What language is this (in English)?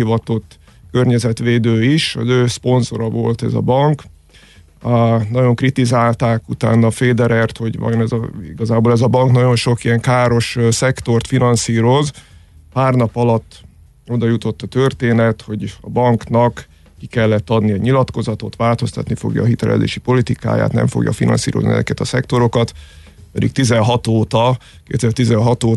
Hungarian